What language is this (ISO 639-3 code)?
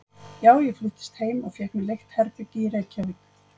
isl